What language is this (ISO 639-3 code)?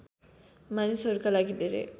nep